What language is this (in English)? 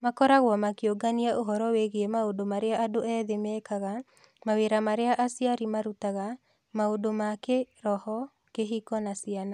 Kikuyu